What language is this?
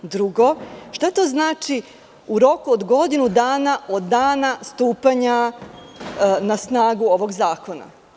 Serbian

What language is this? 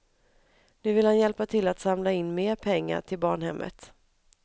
Swedish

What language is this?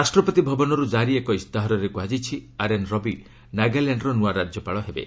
Odia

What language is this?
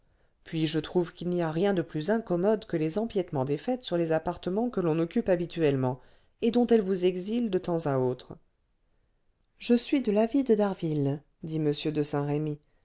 French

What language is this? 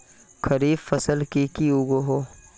Magahi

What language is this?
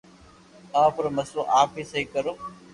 Loarki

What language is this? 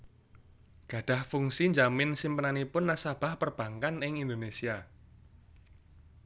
Javanese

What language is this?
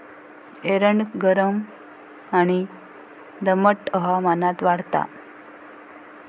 Marathi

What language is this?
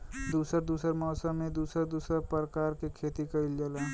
Bhojpuri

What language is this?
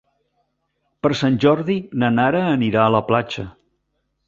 Catalan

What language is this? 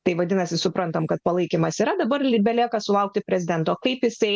Lithuanian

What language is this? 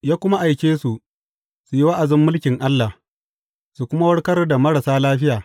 Hausa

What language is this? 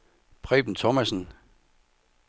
Danish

